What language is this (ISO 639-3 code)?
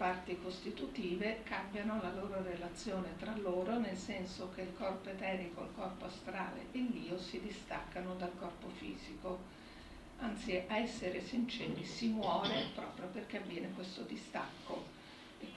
ita